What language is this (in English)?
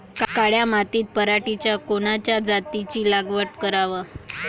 Marathi